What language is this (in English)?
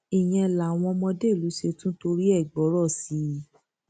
Yoruba